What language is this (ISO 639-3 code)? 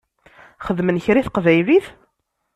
kab